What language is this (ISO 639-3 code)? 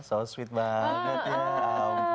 ind